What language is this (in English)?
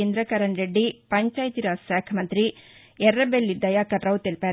Telugu